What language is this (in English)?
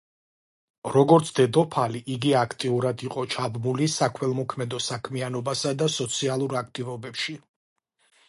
Georgian